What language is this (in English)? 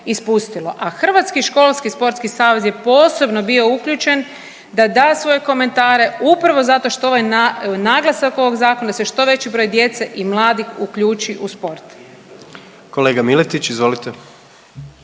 Croatian